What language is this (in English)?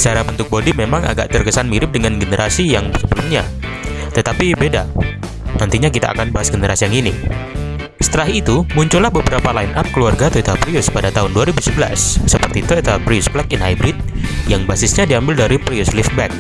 Indonesian